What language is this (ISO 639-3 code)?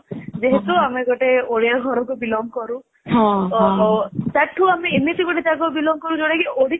ori